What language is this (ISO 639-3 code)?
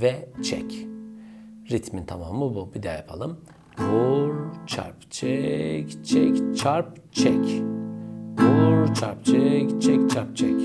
tur